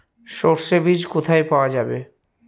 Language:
Bangla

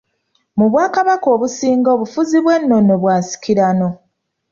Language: Ganda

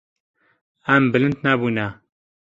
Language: Kurdish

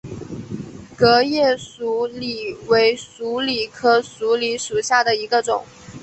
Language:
Chinese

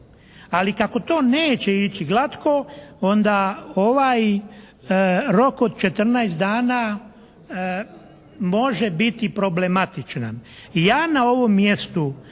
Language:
Croatian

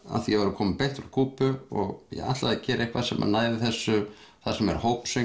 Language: Icelandic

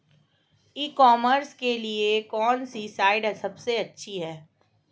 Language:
Hindi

